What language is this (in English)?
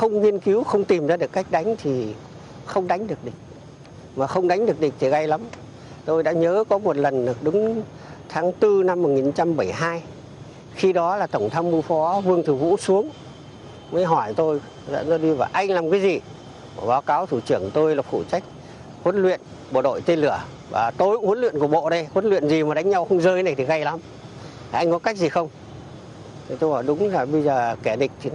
Vietnamese